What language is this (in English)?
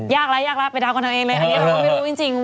Thai